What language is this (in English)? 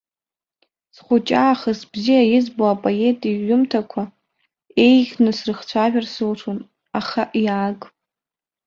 Abkhazian